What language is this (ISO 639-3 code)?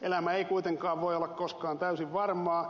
fin